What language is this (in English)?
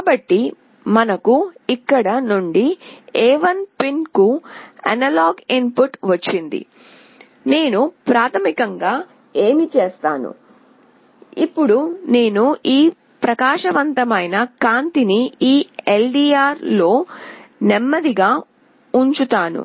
Telugu